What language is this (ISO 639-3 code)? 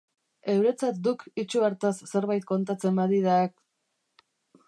eus